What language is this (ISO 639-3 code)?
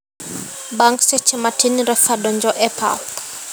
luo